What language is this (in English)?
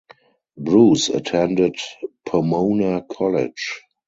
English